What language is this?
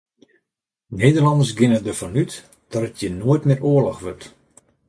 Western Frisian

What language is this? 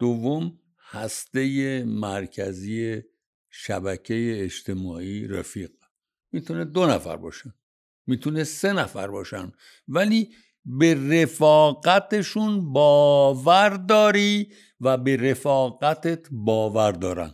Persian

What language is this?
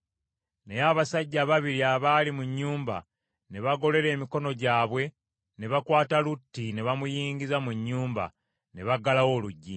Ganda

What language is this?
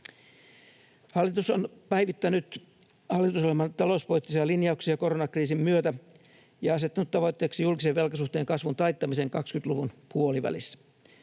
Finnish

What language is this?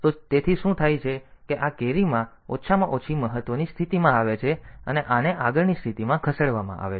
Gujarati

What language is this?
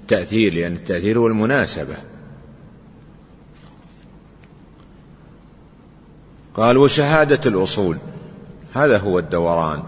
Arabic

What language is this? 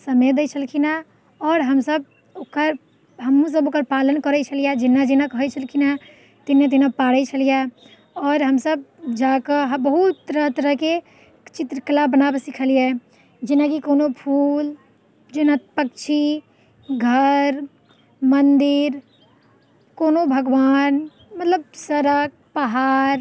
Maithili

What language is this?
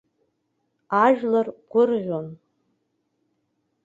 Abkhazian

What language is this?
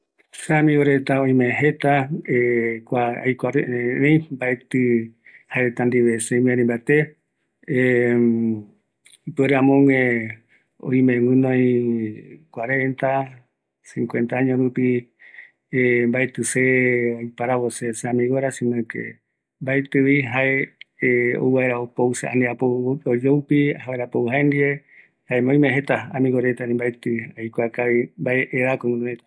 Eastern Bolivian Guaraní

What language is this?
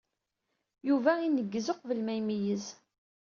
Kabyle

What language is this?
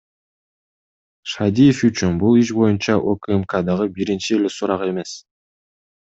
Kyrgyz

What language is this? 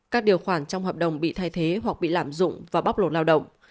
Vietnamese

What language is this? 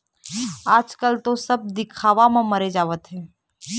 Chhattisgarhi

